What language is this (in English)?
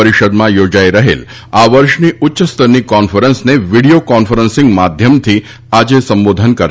Gujarati